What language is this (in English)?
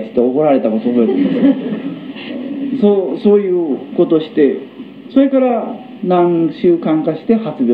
Japanese